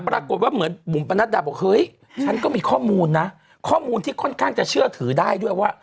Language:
Thai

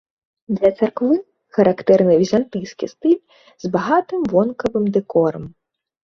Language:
Belarusian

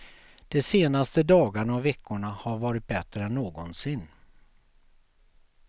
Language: Swedish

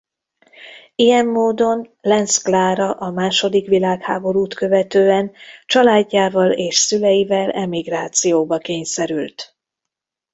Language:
Hungarian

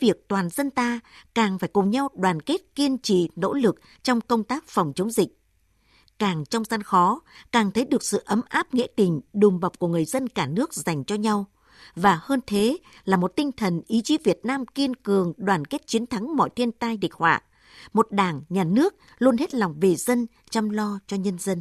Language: Vietnamese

